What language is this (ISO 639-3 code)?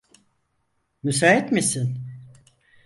tur